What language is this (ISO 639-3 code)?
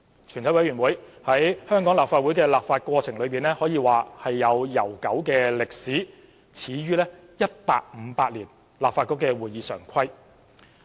yue